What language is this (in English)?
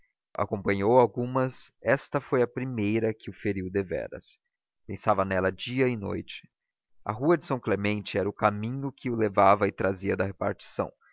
Portuguese